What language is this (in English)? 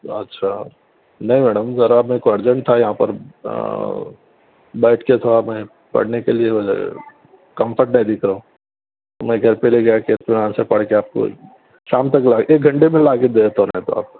Urdu